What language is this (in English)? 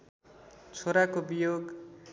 Nepali